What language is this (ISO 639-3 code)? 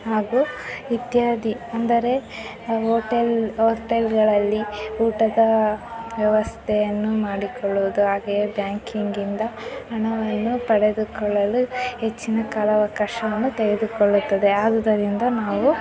kan